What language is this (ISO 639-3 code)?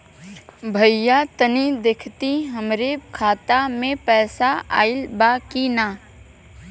bho